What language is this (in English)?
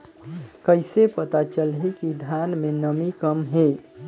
Chhattisgarhi